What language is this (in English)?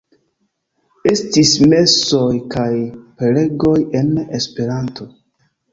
Esperanto